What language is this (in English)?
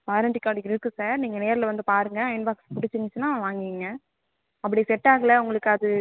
Tamil